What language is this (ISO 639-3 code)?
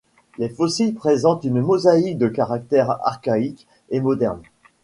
fra